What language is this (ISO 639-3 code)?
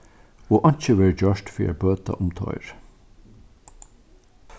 fao